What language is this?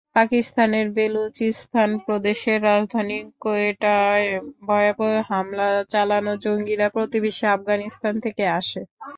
Bangla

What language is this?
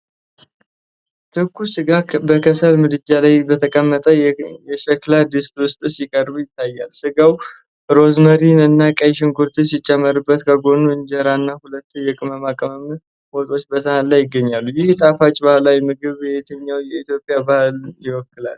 Amharic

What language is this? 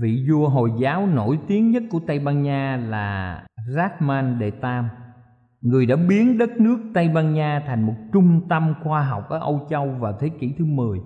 Vietnamese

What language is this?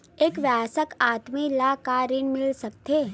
Chhattisgarhi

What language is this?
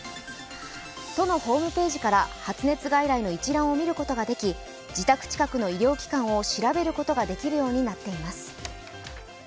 Japanese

